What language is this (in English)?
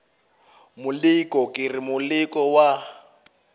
Northern Sotho